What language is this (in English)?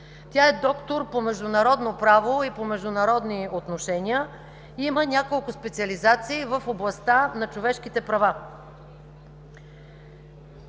Bulgarian